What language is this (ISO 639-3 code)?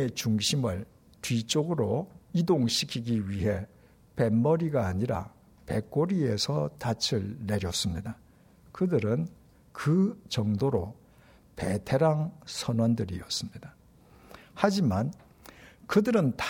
kor